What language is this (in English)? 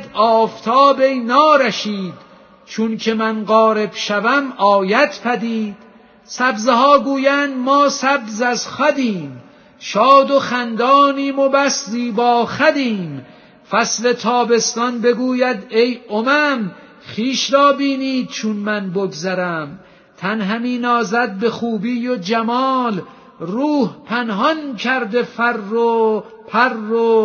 Persian